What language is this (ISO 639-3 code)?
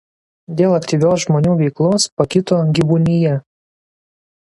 lit